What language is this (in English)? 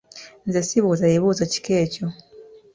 Ganda